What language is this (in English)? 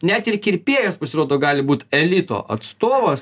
Lithuanian